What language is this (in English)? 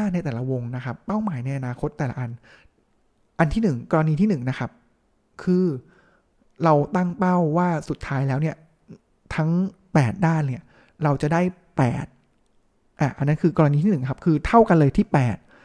Thai